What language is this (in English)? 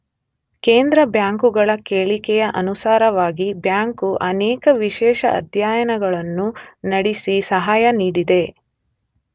Kannada